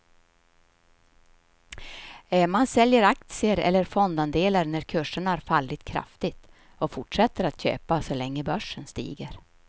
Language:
Swedish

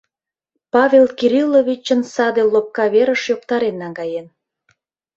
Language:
Mari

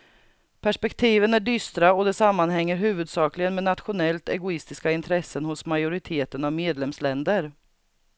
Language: Swedish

